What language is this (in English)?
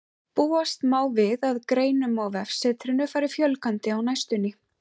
Icelandic